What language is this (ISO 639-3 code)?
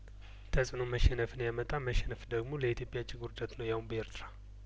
amh